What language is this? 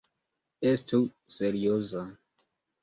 Esperanto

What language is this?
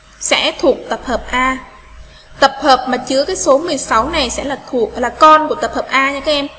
Vietnamese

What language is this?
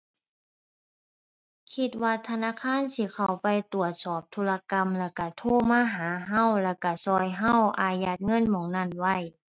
Thai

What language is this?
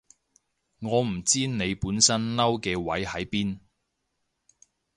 Cantonese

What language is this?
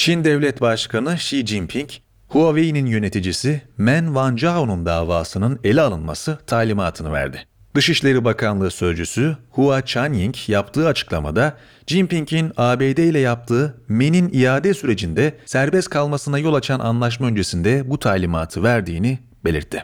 Turkish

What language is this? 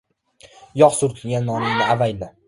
Uzbek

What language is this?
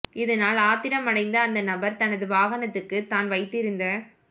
Tamil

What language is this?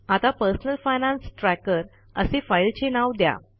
Marathi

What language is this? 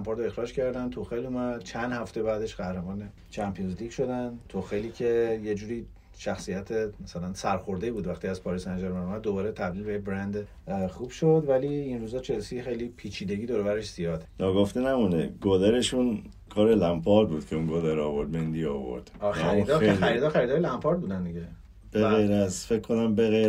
Persian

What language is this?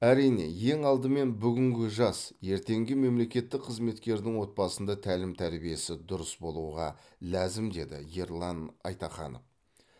Kazakh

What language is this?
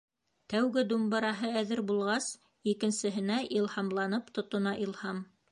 Bashkir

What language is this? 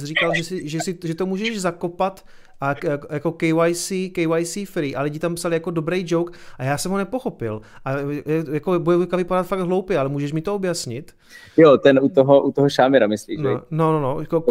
Czech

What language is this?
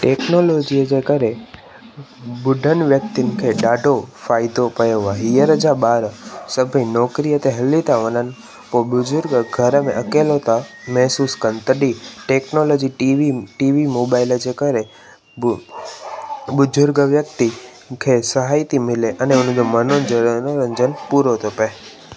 Sindhi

